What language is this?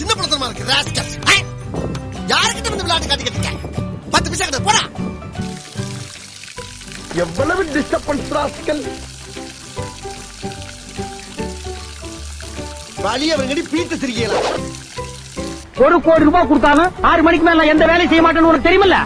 English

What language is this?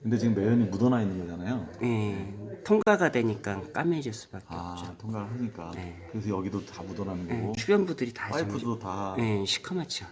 Korean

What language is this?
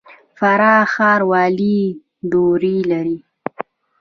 Pashto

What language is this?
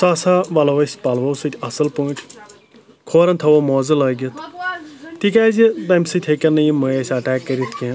Kashmiri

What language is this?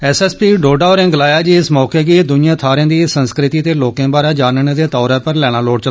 Dogri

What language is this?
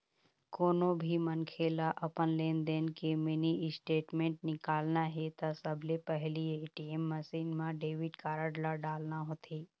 Chhattisgarhi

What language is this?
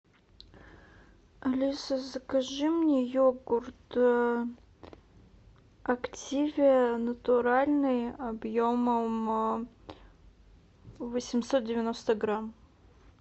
Russian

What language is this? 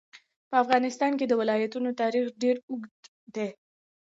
Pashto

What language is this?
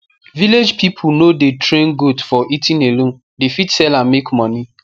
Nigerian Pidgin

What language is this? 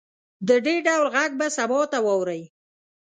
Pashto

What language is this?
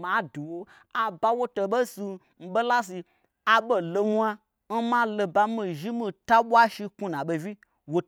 Gbagyi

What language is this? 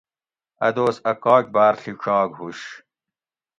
Gawri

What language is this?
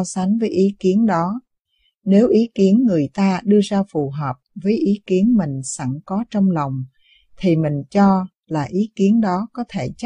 Vietnamese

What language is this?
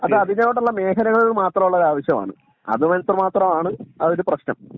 Malayalam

